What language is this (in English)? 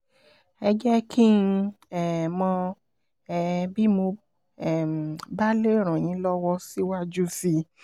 Yoruba